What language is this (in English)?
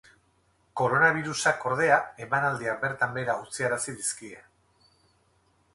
Basque